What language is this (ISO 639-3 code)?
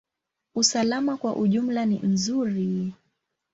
swa